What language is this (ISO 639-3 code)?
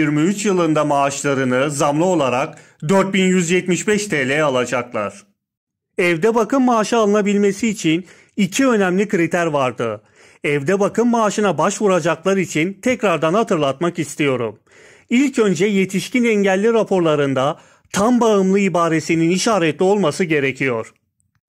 tur